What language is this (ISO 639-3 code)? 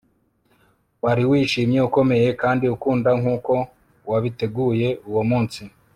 kin